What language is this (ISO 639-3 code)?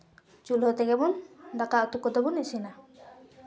sat